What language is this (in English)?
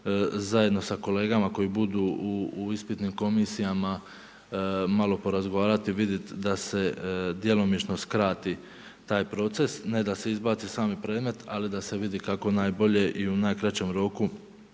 Croatian